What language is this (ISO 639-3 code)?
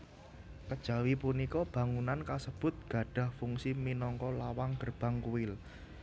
jav